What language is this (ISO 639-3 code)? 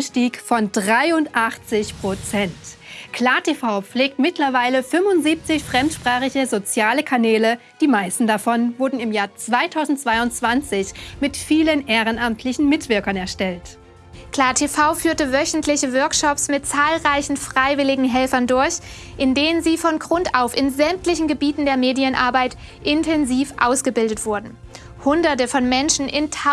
deu